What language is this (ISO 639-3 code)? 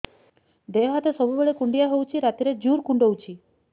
ori